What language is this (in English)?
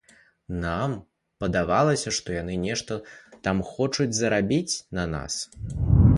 Belarusian